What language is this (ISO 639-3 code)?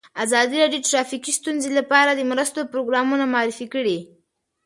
pus